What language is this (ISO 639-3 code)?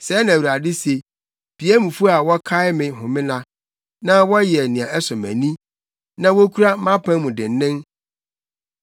aka